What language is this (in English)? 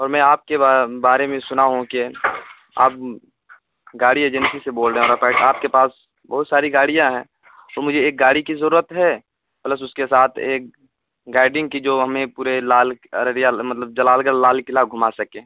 Urdu